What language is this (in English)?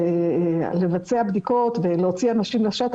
Hebrew